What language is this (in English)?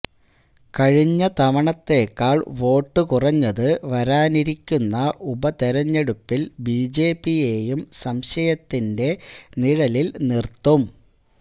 Malayalam